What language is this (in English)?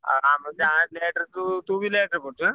Odia